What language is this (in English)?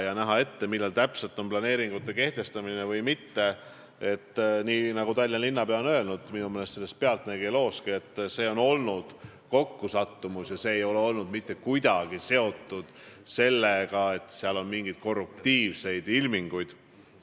Estonian